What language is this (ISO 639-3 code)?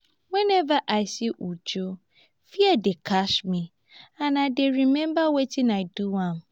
pcm